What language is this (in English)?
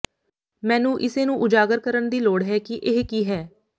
Punjabi